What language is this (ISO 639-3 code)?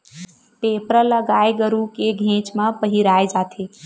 hne